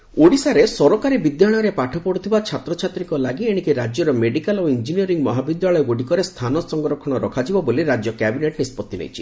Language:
Odia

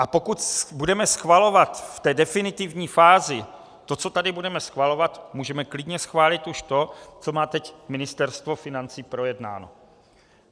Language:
Czech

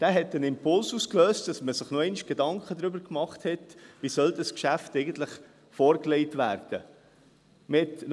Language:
Swiss German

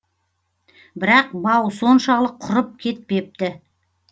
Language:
Kazakh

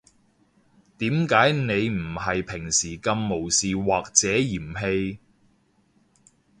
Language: Cantonese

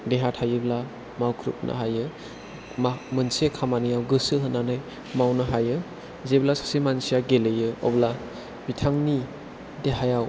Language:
Bodo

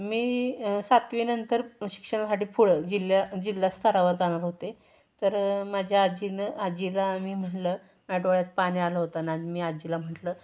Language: Marathi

